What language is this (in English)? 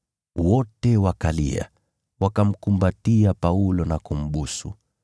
Swahili